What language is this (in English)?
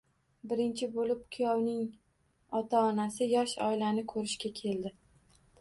Uzbek